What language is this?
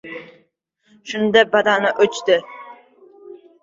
Uzbek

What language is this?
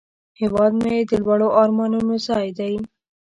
Pashto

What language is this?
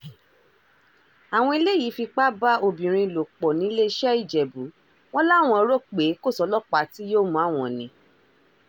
Yoruba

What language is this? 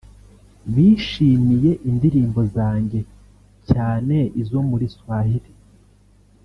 Kinyarwanda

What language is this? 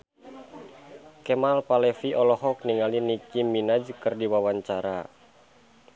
Sundanese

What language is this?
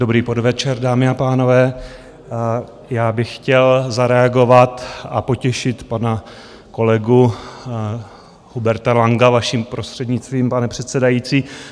Czech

